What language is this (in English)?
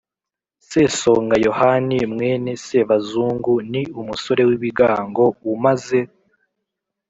Kinyarwanda